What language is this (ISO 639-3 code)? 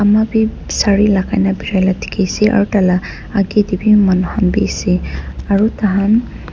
nag